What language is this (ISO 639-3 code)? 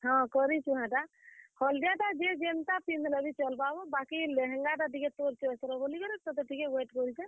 ori